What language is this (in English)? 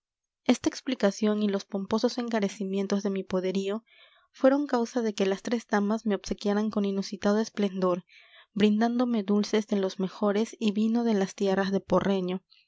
Spanish